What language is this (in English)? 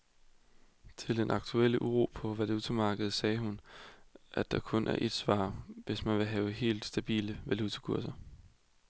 Danish